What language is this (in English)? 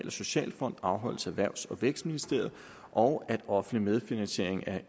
Danish